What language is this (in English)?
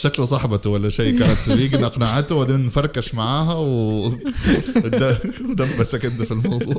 Arabic